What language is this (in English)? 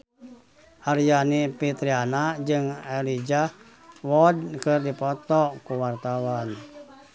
Sundanese